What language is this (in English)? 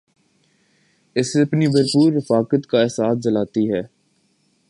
Urdu